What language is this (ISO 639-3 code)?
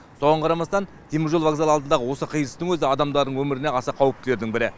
kaz